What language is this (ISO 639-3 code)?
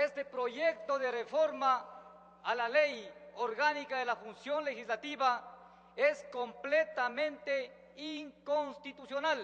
spa